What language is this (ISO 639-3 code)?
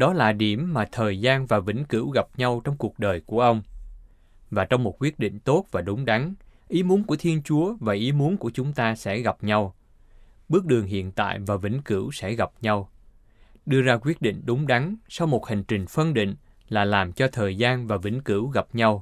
vie